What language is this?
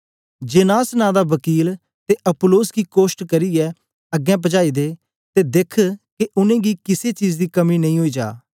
Dogri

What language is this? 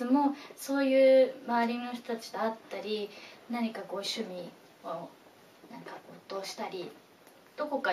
Japanese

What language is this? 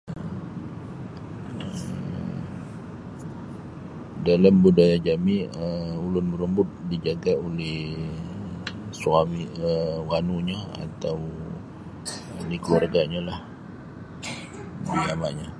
Sabah Bisaya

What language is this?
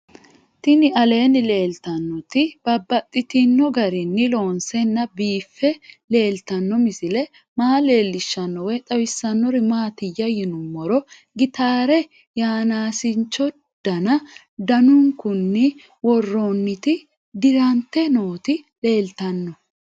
Sidamo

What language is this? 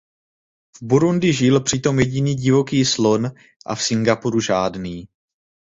Czech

